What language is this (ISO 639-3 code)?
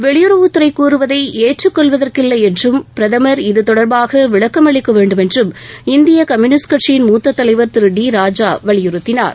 tam